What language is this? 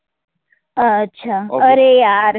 Gujarati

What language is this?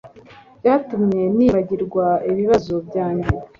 Kinyarwanda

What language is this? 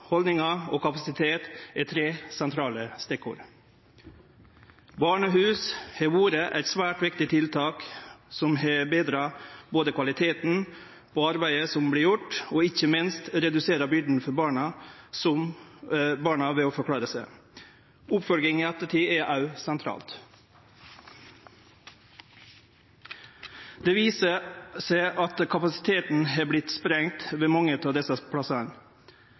Norwegian Nynorsk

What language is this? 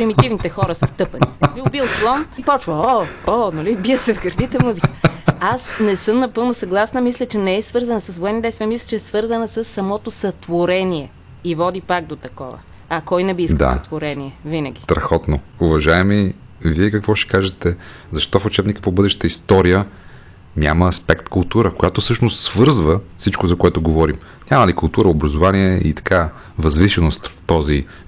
Bulgarian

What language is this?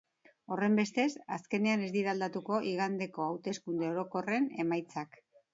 Basque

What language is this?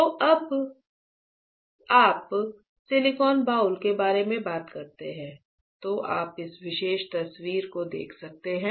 Hindi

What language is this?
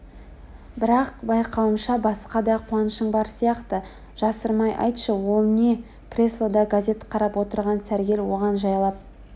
Kazakh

